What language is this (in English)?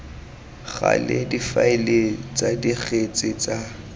Tswana